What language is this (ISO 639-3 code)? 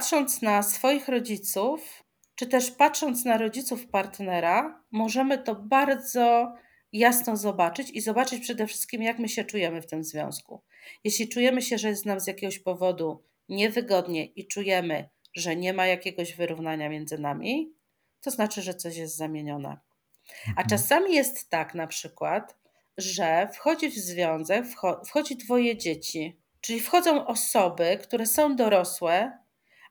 pol